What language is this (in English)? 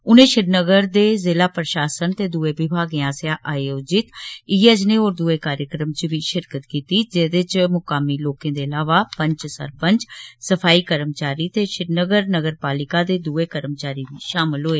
Dogri